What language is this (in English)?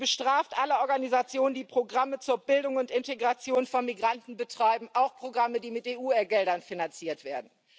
German